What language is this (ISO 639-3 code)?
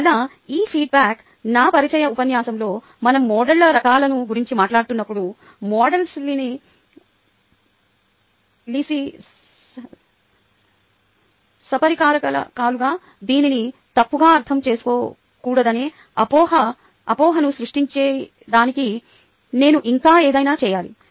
tel